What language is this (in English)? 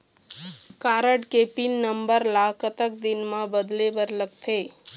Chhattisgarhi